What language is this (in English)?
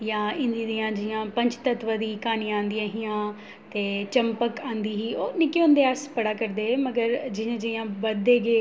Dogri